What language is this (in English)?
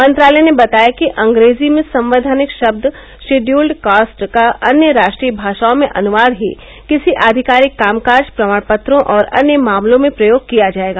Hindi